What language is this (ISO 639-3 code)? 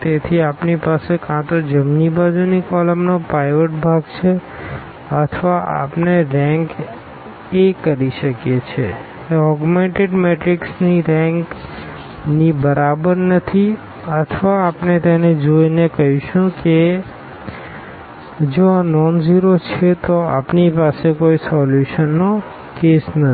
guj